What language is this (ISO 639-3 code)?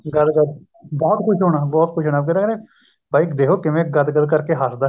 pan